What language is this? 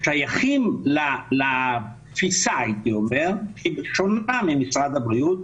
Hebrew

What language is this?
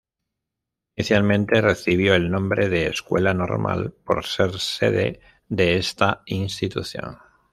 Spanish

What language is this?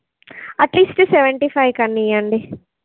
Telugu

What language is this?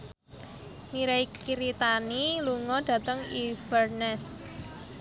Javanese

